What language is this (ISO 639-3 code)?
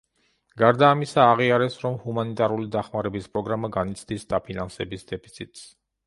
kat